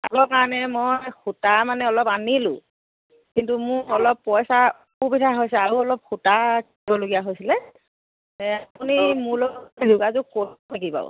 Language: Assamese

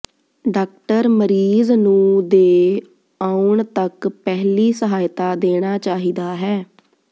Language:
Punjabi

